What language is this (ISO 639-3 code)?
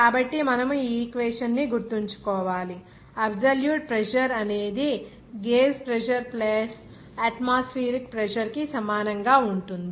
tel